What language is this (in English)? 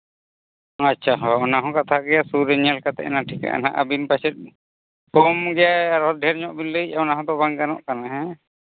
Santali